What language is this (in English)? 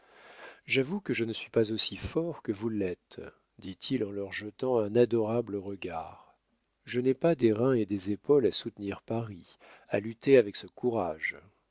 French